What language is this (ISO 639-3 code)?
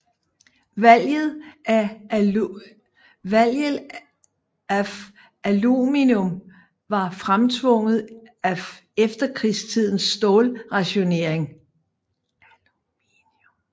dan